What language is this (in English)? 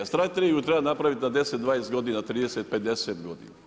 Croatian